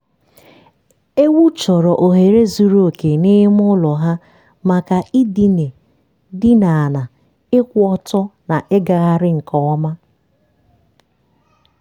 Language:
Igbo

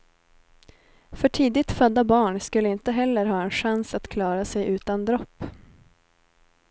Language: Swedish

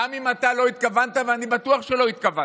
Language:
Hebrew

